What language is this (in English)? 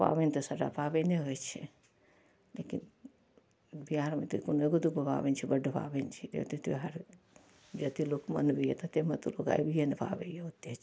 Maithili